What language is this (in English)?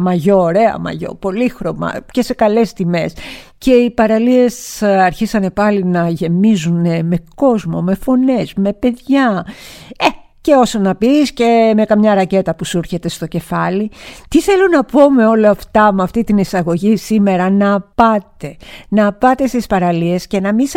Greek